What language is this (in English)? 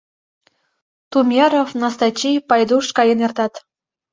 Mari